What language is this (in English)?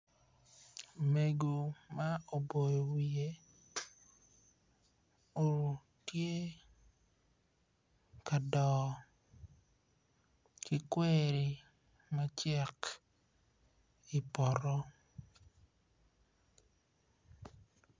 Acoli